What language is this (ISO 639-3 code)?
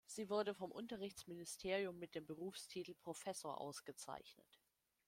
deu